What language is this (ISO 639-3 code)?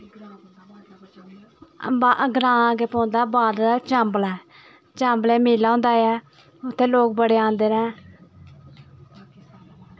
doi